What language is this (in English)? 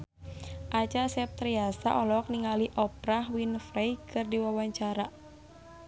Sundanese